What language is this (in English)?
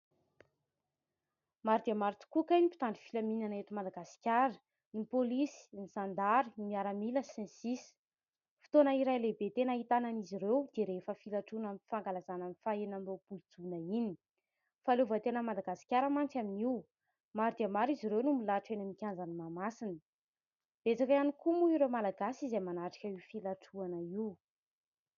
Malagasy